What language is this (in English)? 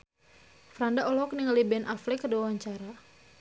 Sundanese